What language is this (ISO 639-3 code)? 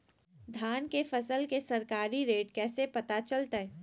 mag